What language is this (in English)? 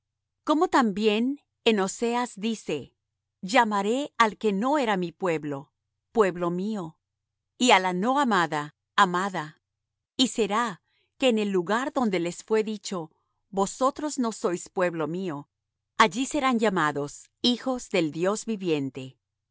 Spanish